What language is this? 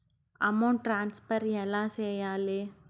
Telugu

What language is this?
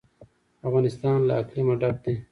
Pashto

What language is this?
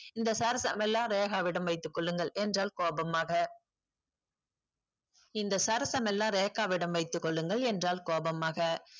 Tamil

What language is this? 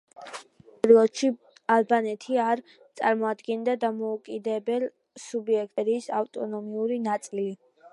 Georgian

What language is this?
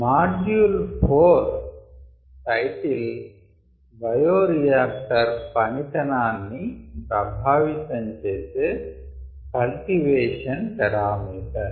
Telugu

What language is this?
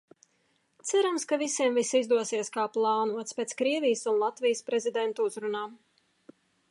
Latvian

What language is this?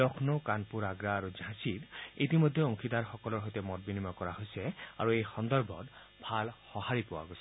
Assamese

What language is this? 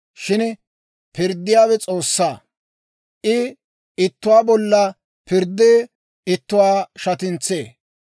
Dawro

